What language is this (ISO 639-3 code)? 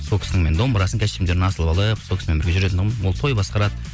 kaz